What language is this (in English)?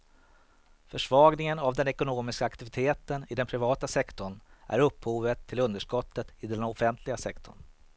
Swedish